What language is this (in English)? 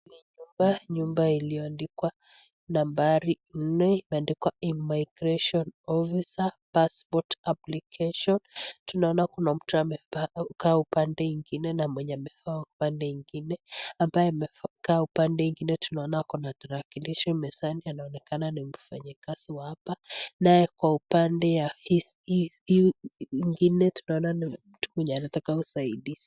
Swahili